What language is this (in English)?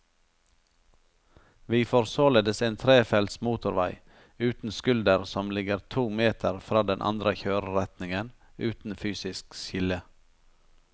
Norwegian